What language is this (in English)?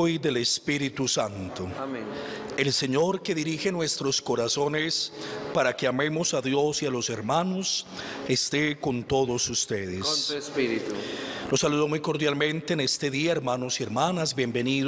Spanish